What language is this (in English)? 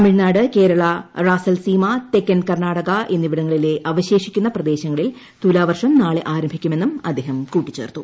Malayalam